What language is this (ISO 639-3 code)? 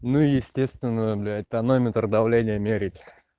rus